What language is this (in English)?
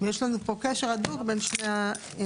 Hebrew